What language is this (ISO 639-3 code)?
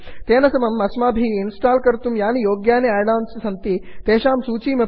san